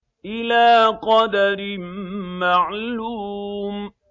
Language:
Arabic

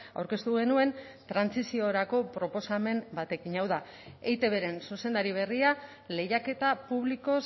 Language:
Basque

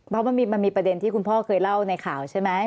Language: Thai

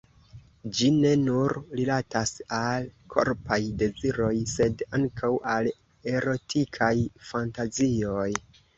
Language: Esperanto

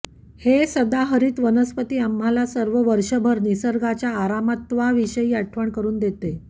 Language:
Marathi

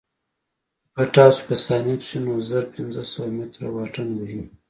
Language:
Pashto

